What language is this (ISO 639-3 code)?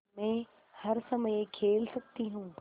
hin